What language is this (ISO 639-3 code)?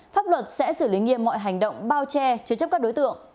vie